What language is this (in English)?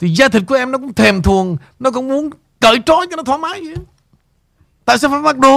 Vietnamese